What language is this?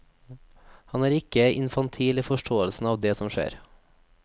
Norwegian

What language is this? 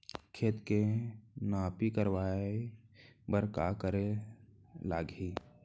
Chhattisgarhi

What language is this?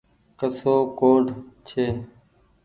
Goaria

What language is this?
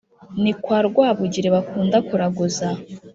Kinyarwanda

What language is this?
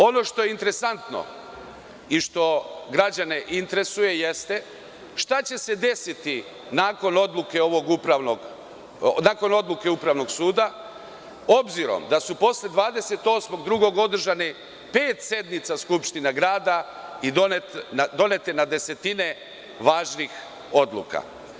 Serbian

